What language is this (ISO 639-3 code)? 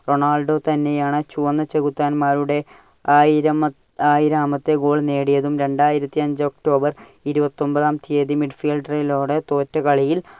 mal